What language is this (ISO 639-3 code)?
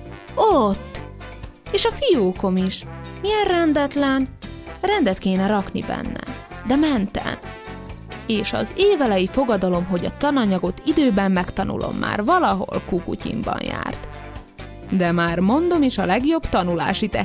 hun